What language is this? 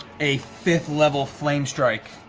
English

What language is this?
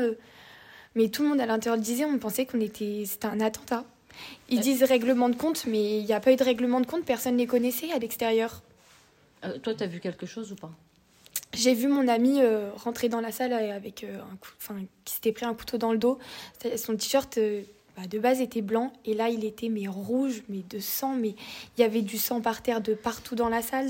French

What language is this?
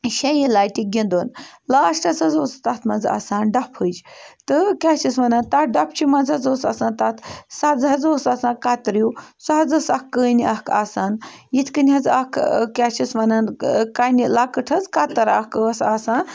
Kashmiri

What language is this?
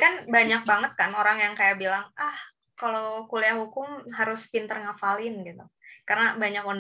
Indonesian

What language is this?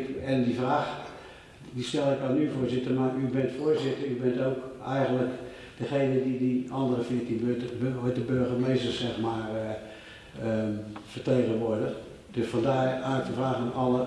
Dutch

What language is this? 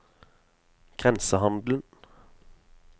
Norwegian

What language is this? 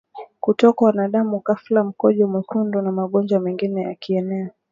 Swahili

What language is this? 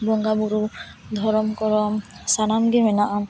Santali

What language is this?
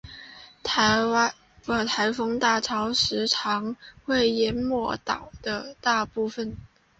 Chinese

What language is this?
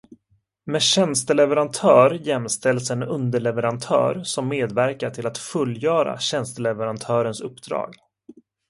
Swedish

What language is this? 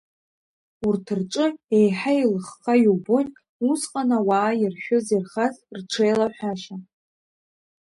Abkhazian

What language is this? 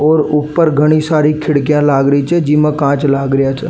Rajasthani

